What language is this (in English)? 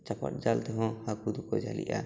Santali